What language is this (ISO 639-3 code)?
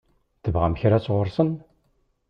kab